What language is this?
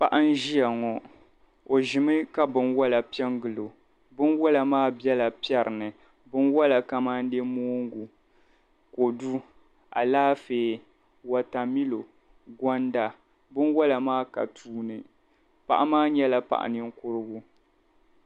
Dagbani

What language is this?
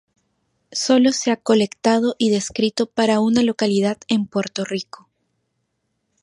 Spanish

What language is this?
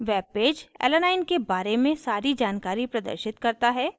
Hindi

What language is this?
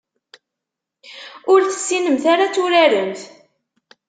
Kabyle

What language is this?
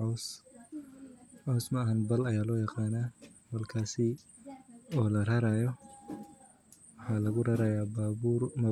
Somali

